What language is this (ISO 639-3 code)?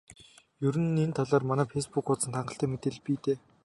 mon